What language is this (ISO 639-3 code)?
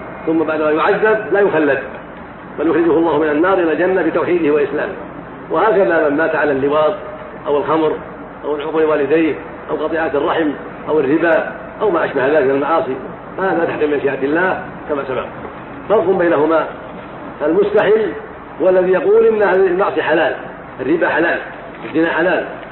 ara